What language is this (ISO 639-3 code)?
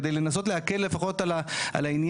heb